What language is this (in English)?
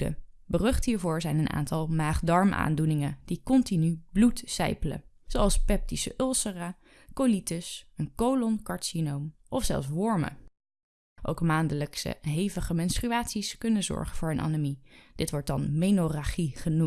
Dutch